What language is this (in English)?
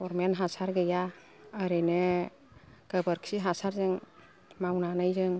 Bodo